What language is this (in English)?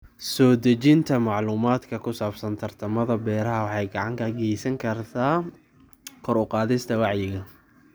Somali